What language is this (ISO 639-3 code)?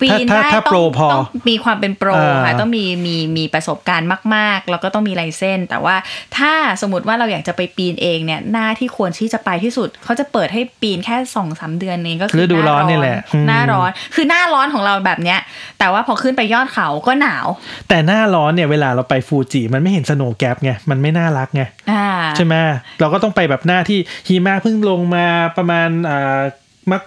tha